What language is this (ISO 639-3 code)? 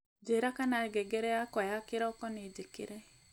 kik